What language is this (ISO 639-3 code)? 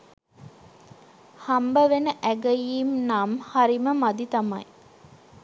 sin